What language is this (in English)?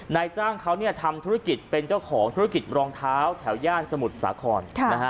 Thai